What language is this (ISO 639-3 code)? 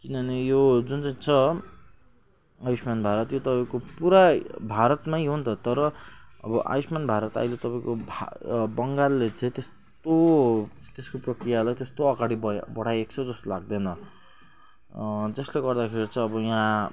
nep